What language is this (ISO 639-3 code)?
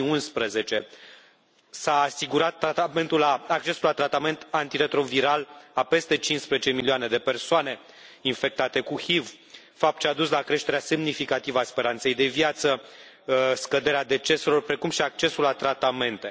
ron